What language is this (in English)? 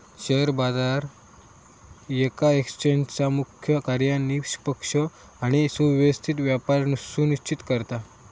Marathi